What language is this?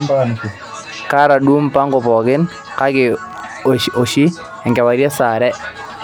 Masai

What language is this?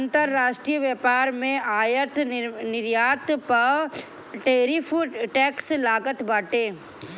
Bhojpuri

